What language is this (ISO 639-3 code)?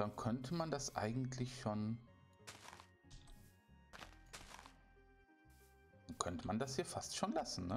deu